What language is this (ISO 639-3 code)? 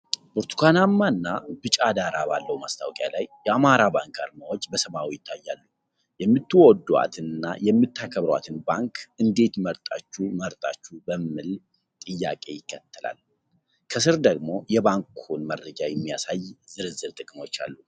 amh